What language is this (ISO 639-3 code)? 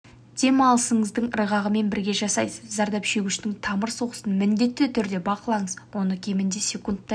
kaz